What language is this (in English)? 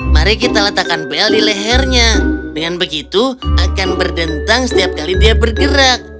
Indonesian